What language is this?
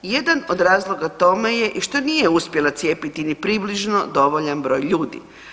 Croatian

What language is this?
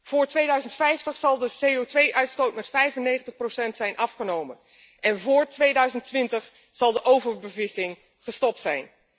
Dutch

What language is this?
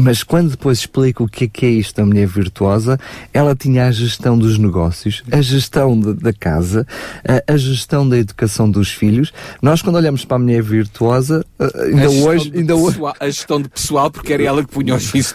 Portuguese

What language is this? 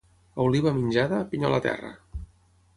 Catalan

